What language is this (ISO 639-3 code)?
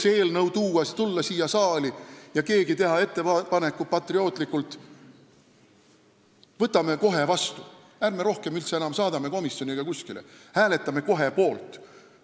est